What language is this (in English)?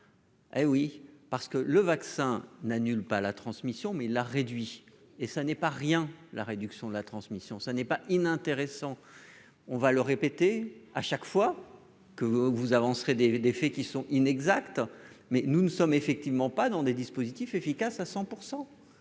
French